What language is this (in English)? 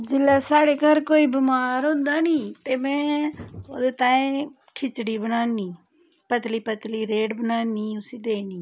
Dogri